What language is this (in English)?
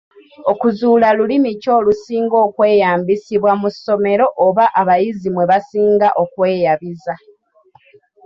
Ganda